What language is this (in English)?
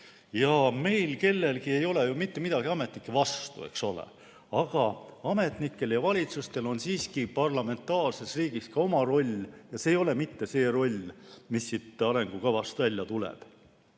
Estonian